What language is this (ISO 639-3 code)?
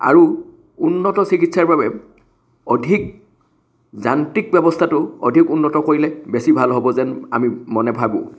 asm